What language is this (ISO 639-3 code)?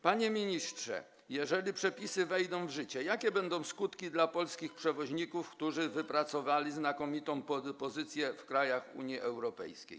pol